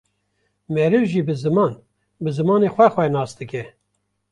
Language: Kurdish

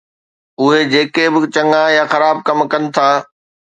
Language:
Sindhi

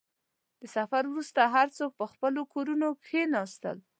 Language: Pashto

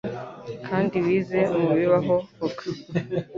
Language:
Kinyarwanda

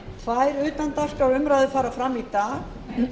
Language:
Icelandic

